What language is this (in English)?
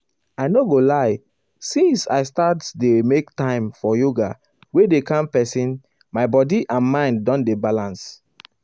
Nigerian Pidgin